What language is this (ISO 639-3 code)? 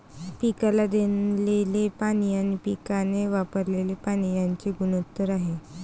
mar